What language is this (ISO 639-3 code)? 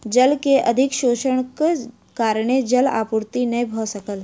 mai